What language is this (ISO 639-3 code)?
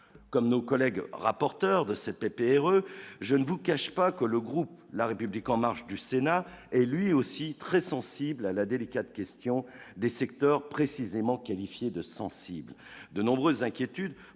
fra